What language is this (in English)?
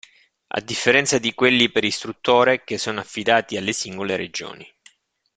Italian